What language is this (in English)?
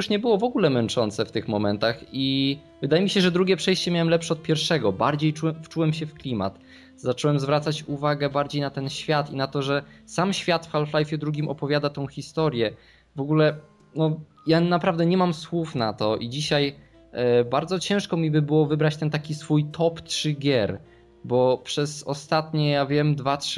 Polish